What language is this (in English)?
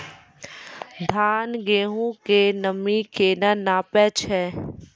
Maithili